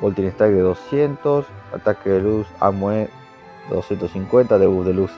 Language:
Spanish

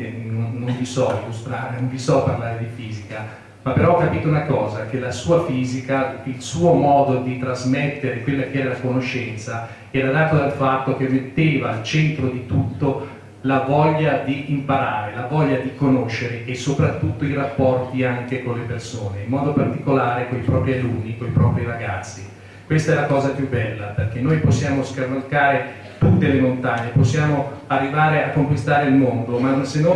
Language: Italian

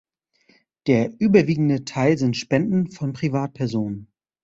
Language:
German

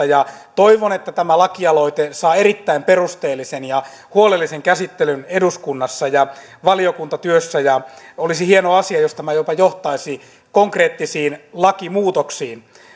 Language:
Finnish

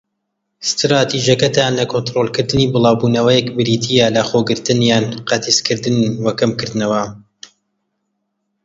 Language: Central Kurdish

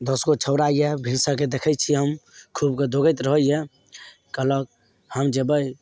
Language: Maithili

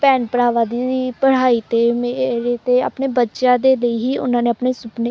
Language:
Punjabi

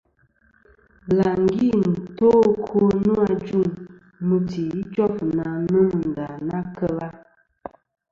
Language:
Kom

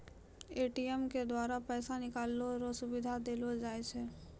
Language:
Maithili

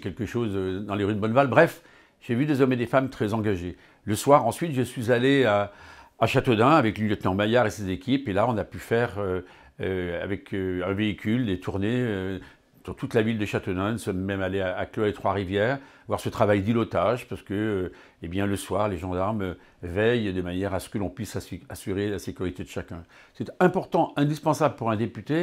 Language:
French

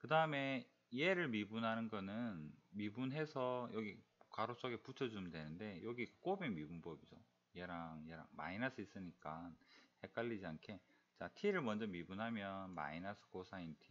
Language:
Korean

